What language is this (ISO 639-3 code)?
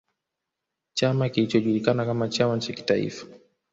swa